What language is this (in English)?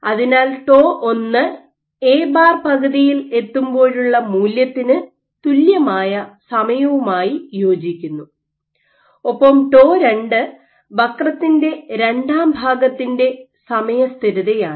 Malayalam